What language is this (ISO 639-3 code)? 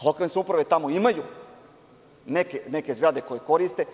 srp